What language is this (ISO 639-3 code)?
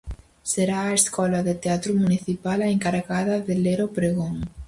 glg